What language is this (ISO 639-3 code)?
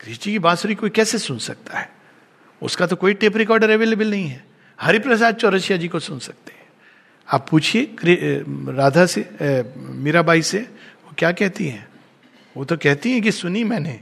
hin